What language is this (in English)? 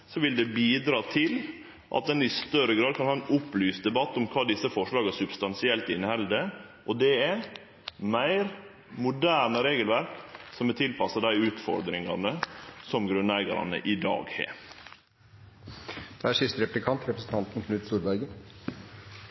Norwegian Nynorsk